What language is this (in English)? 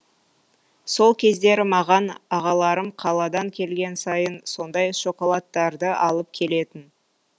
Kazakh